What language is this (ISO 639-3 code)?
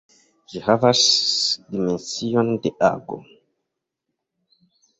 epo